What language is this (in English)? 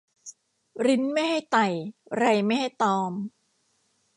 Thai